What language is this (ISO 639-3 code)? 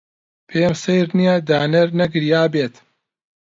ckb